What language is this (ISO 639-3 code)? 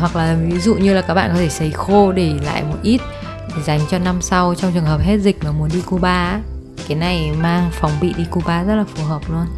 vie